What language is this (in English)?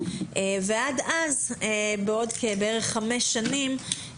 Hebrew